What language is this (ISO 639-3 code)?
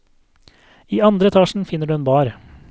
nor